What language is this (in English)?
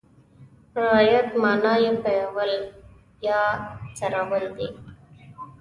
Pashto